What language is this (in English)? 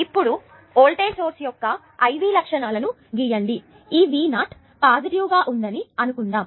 Telugu